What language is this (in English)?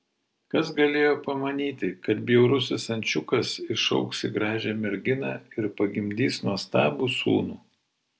Lithuanian